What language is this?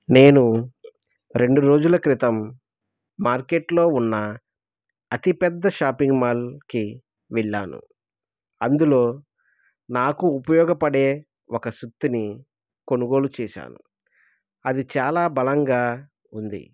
Telugu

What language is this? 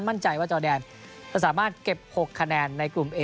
Thai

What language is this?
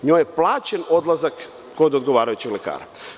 Serbian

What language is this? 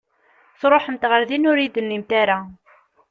Kabyle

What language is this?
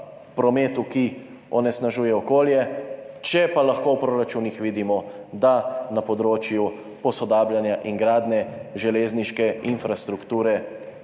Slovenian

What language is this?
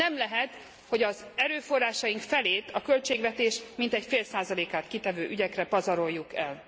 Hungarian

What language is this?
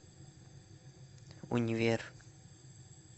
Russian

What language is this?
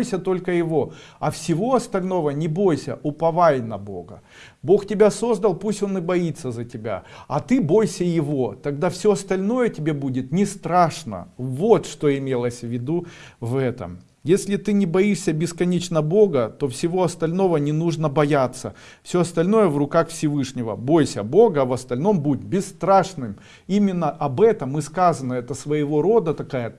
Russian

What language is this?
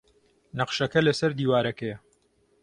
Central Kurdish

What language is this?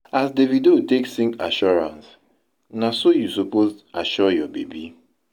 Nigerian Pidgin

